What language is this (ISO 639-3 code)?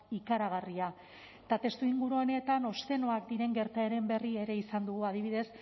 eus